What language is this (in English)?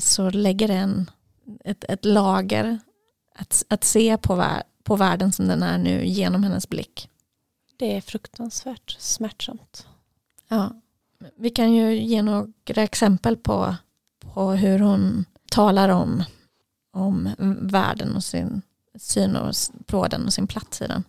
Swedish